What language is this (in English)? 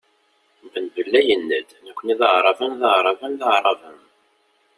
Kabyle